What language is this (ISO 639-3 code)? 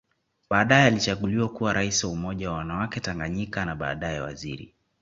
swa